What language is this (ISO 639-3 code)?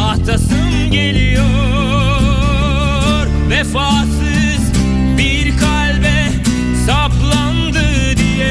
tur